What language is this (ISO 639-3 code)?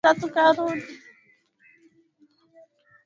swa